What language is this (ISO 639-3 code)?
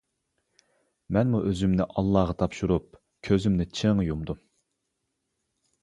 uig